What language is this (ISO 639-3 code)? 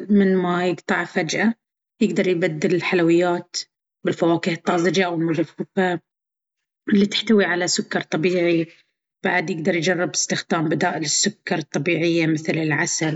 abv